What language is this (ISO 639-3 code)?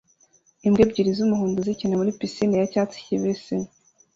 kin